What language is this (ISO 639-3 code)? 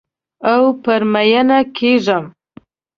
pus